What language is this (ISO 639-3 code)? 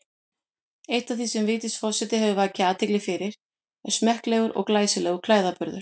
isl